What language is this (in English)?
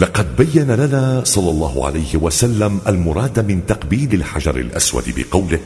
Arabic